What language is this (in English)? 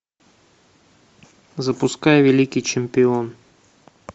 Russian